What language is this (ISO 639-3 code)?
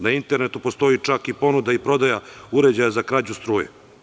srp